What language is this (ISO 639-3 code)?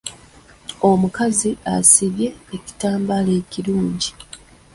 lug